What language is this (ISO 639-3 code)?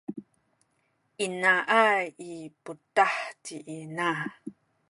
szy